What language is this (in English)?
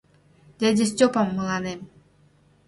Mari